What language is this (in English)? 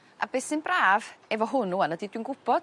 Welsh